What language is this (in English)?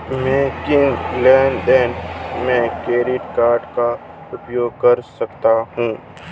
Hindi